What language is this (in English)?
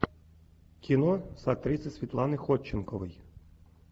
Russian